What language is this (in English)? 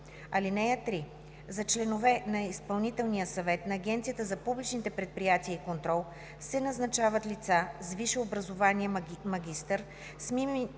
Bulgarian